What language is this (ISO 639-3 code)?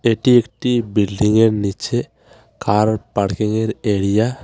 ben